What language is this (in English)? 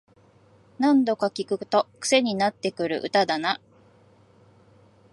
Japanese